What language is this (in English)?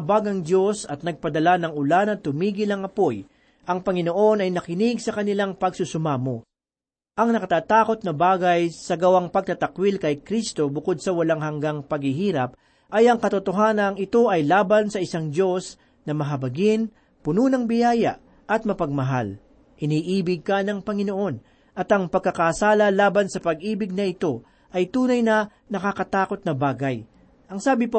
Filipino